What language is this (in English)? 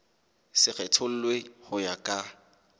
Southern Sotho